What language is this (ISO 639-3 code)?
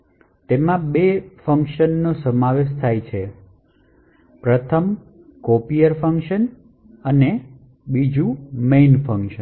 guj